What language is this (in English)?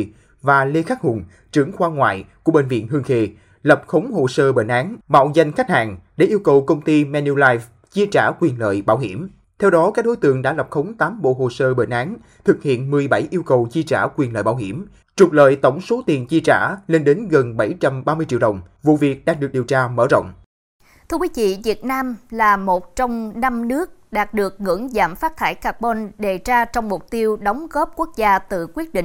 Vietnamese